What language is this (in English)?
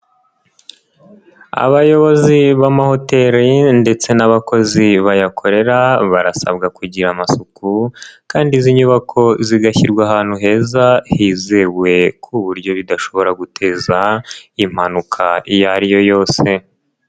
Kinyarwanda